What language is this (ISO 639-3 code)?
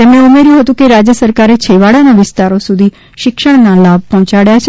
guj